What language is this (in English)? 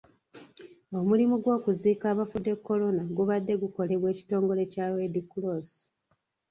Ganda